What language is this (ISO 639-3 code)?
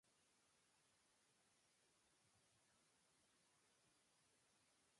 jpn